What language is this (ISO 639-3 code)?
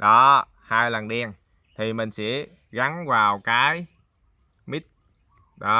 vie